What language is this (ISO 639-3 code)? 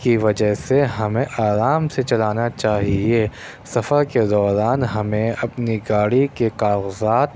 urd